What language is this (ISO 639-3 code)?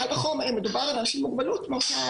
heb